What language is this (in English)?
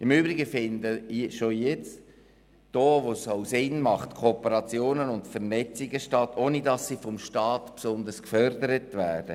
Swiss German